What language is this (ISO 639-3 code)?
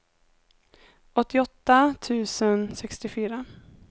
swe